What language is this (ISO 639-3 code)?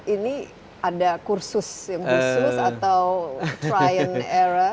ind